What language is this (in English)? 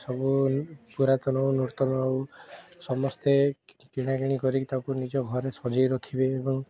Odia